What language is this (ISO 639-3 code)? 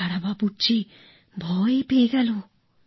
ben